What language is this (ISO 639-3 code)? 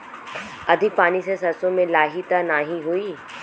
bho